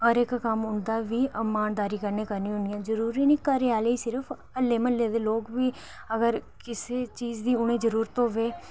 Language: Dogri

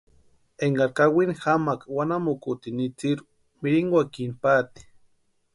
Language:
Western Highland Purepecha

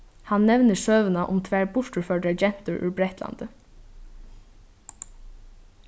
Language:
Faroese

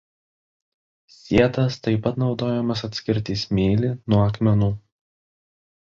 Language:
Lithuanian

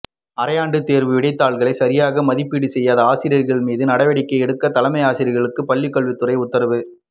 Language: Tamil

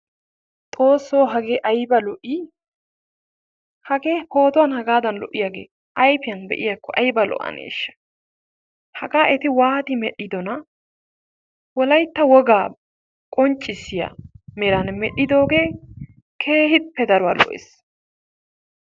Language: Wolaytta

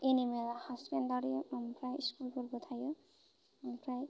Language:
Bodo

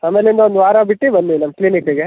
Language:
Kannada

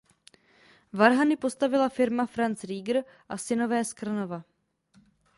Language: Czech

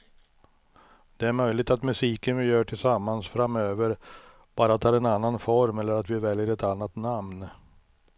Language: Swedish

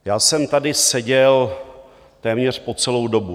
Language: Czech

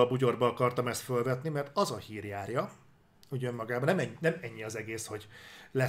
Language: Hungarian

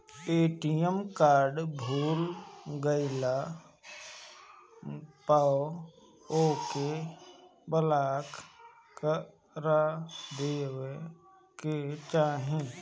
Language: Bhojpuri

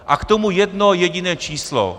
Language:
Czech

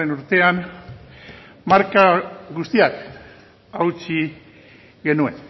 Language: Basque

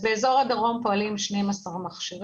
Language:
Hebrew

